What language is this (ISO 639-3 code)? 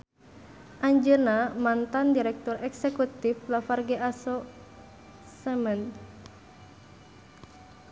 sun